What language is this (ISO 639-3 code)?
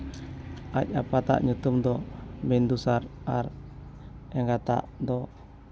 sat